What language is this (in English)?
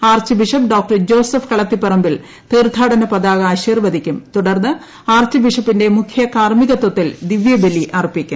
Malayalam